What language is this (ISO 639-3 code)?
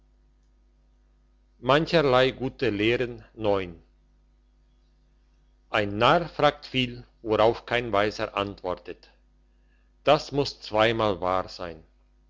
deu